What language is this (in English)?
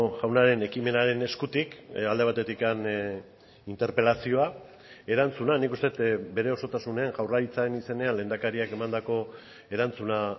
Basque